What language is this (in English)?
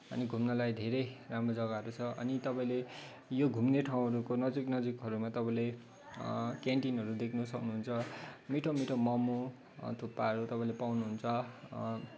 Nepali